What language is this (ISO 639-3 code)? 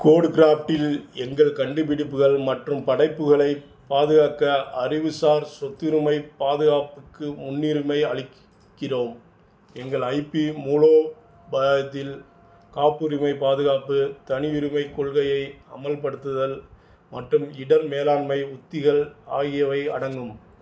tam